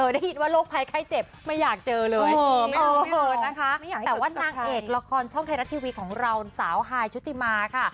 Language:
Thai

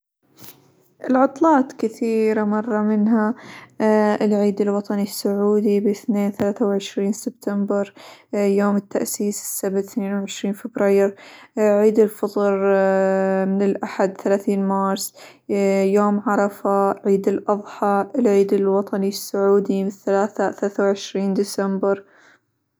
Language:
Hijazi Arabic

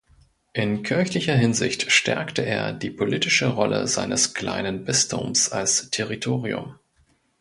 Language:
German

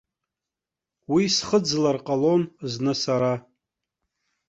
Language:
Abkhazian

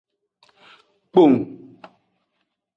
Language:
Aja (Benin)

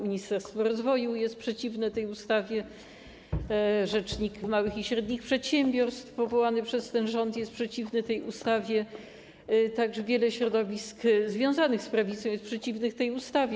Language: Polish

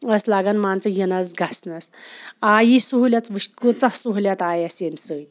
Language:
Kashmiri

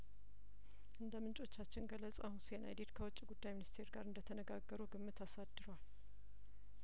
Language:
Amharic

